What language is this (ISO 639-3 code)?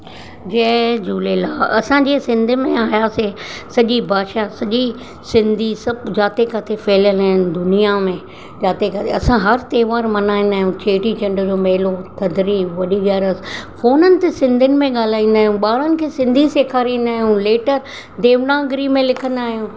snd